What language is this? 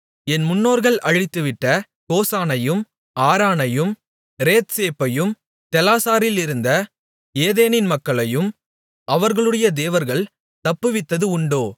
Tamil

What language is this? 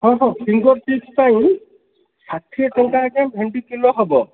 Odia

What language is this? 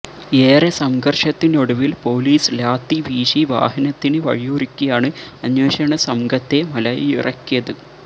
Malayalam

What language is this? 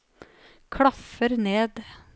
Norwegian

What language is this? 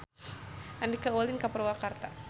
Sundanese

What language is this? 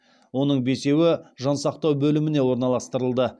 Kazakh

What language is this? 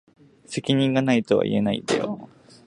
Japanese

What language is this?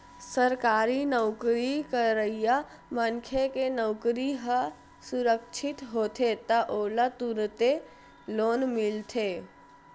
Chhattisgarhi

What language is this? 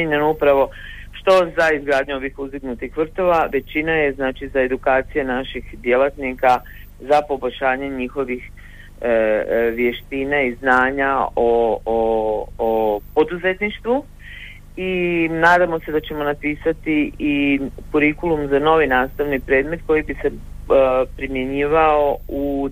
Croatian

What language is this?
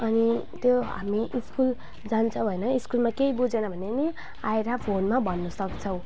Nepali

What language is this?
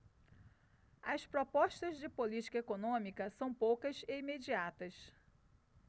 Portuguese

